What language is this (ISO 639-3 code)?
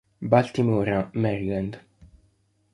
ita